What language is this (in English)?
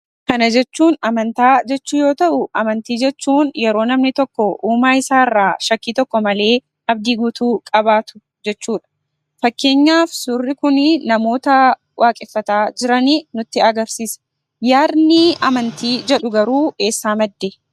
Oromo